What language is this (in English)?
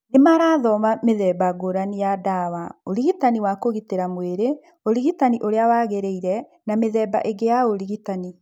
Kikuyu